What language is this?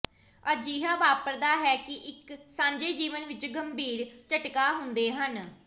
Punjabi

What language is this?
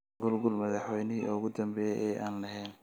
Somali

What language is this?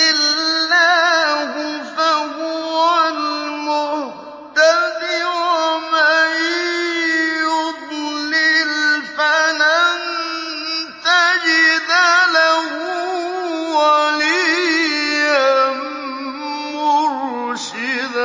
Arabic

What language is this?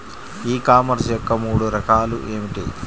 Telugu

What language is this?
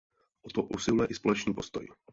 Czech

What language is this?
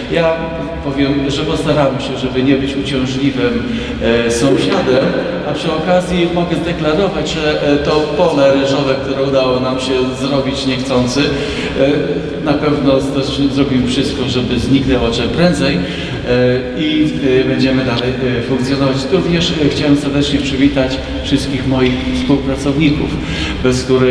Polish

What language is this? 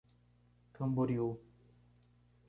Portuguese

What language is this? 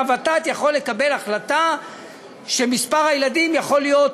Hebrew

